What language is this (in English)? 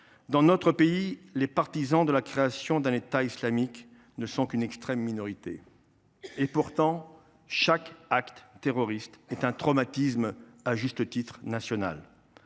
French